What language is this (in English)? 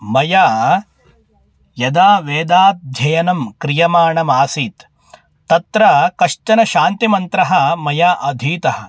Sanskrit